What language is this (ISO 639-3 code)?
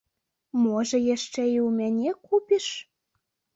bel